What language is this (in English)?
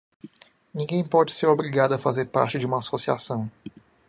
Portuguese